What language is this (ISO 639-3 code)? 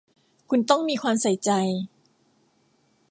tha